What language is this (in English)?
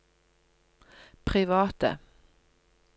Norwegian